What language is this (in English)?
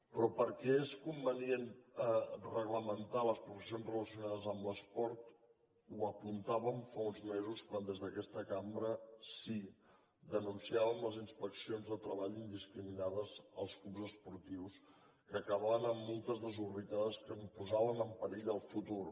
Catalan